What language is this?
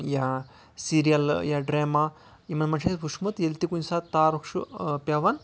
Kashmiri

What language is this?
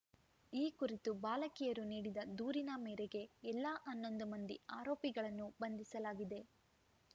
Kannada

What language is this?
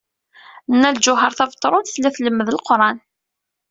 Kabyle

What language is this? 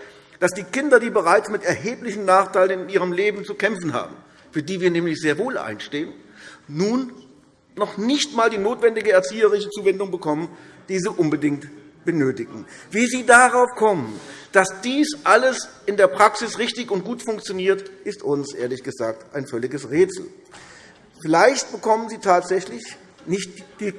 German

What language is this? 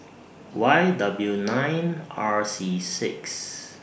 English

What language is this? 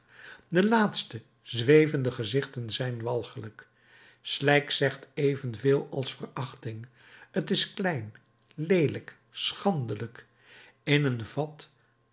Dutch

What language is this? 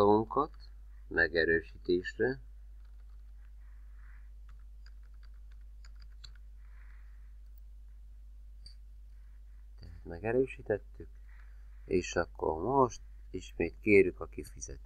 Hungarian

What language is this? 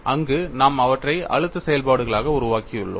Tamil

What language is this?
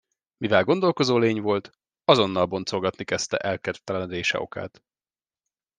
Hungarian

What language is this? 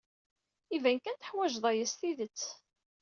Kabyle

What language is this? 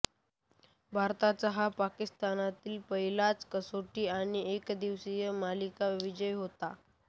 Marathi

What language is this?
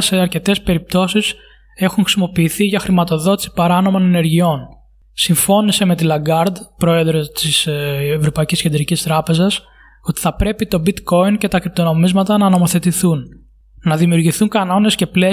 Greek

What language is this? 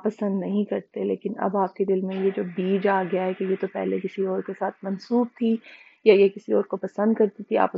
Urdu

